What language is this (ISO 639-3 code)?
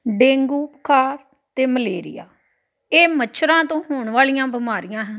pan